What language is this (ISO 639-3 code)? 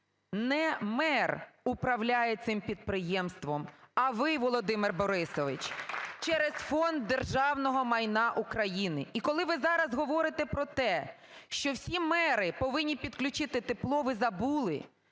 ukr